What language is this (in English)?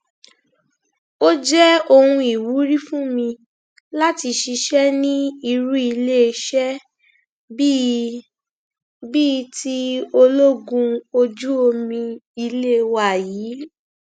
Yoruba